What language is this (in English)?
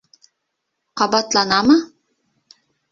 Bashkir